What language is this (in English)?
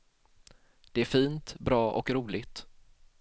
Swedish